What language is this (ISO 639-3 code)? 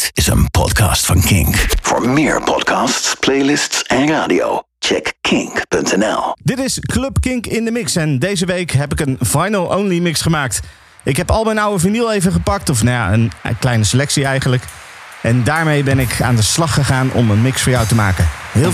nld